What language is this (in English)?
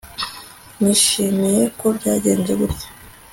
Kinyarwanda